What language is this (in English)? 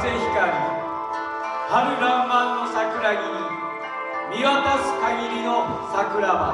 Japanese